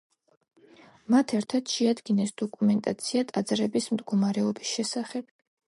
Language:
Georgian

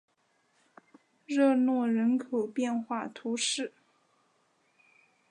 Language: Chinese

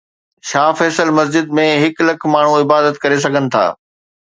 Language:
Sindhi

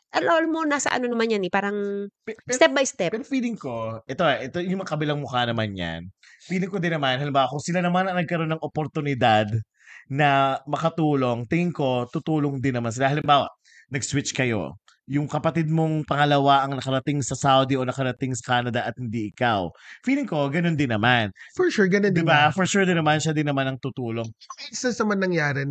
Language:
Filipino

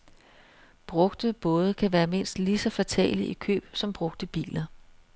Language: Danish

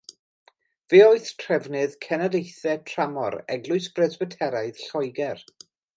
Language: Welsh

